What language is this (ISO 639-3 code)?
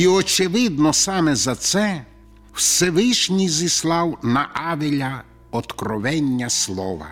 ukr